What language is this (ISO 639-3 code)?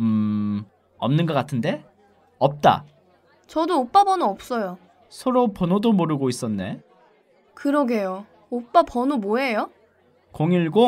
kor